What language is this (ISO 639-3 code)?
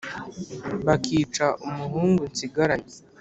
kin